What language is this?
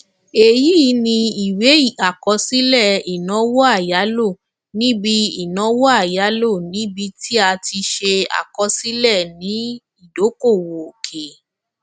Yoruba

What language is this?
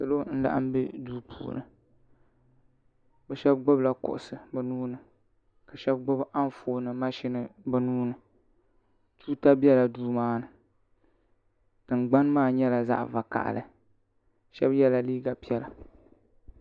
Dagbani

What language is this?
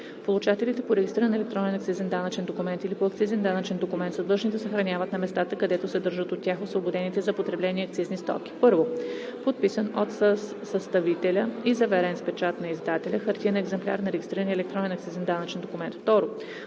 Bulgarian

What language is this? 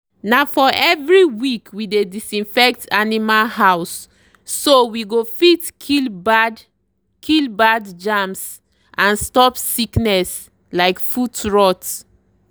Nigerian Pidgin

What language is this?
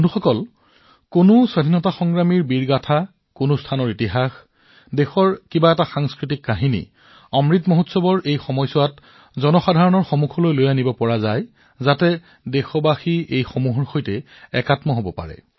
Assamese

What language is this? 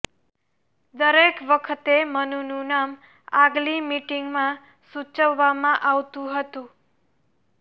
Gujarati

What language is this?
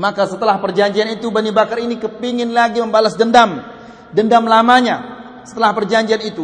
Malay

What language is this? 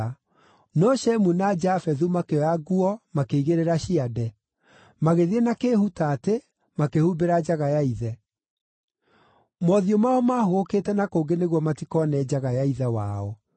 Kikuyu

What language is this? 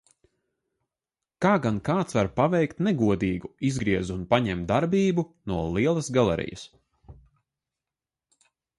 Latvian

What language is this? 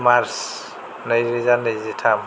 Bodo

